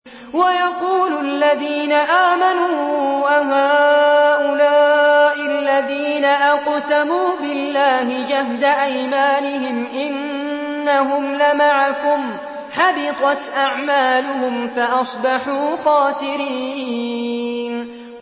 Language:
Arabic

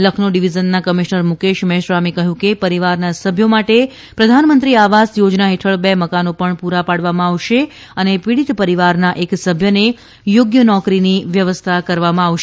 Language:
Gujarati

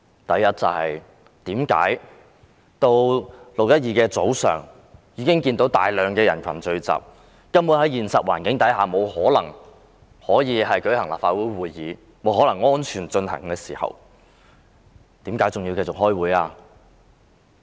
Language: Cantonese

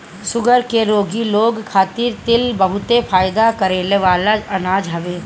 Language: Bhojpuri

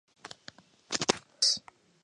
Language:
Kabardian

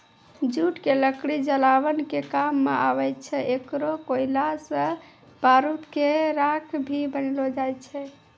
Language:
Maithili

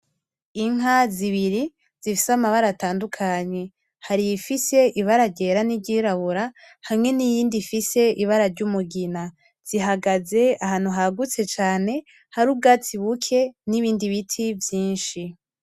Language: Rundi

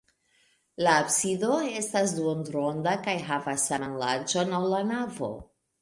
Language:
Esperanto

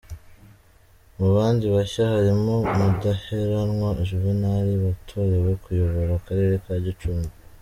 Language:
Kinyarwanda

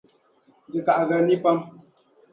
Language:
Dagbani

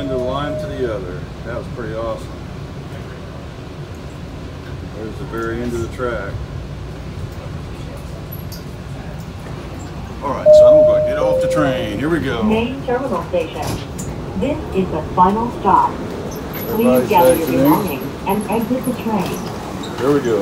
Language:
English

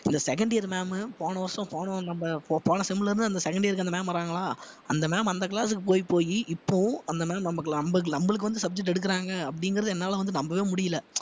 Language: Tamil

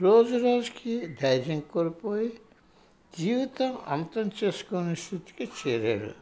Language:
Telugu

